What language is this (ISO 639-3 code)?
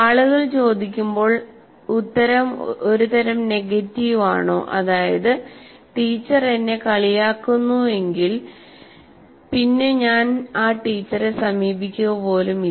mal